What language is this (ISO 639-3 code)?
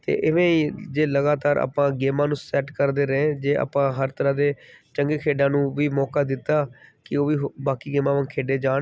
pan